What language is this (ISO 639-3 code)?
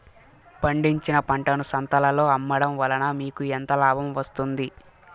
tel